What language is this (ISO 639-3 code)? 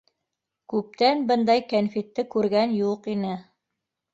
bak